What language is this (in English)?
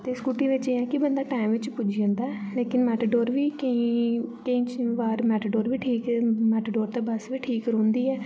Dogri